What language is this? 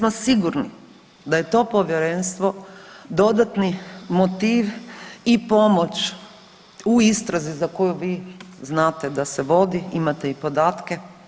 Croatian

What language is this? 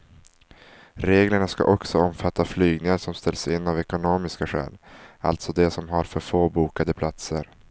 Swedish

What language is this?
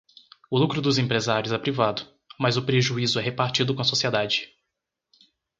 Portuguese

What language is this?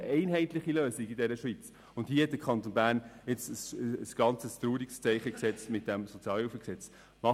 Swiss German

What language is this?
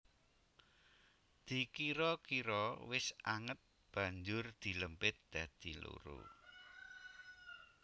Javanese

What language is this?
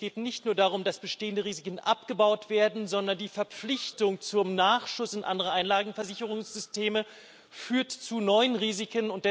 German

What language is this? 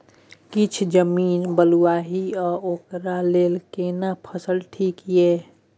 Maithili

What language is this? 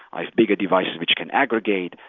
English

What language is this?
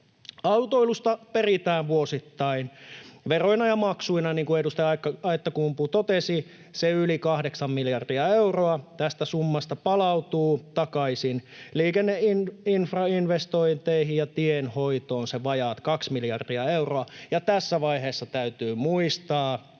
Finnish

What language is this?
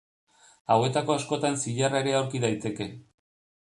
Basque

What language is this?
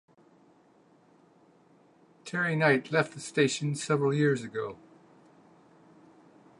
English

